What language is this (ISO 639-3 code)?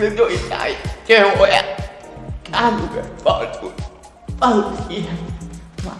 ell